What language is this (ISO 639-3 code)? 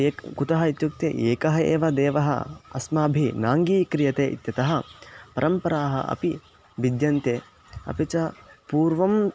san